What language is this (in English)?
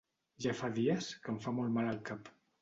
Catalan